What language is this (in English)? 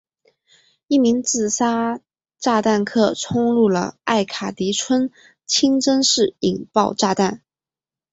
Chinese